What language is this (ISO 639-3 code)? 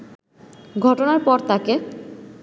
ben